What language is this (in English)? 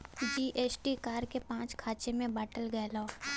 Bhojpuri